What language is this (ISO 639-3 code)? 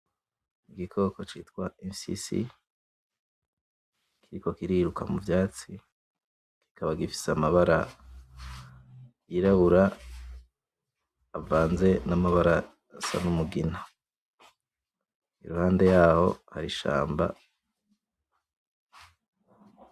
run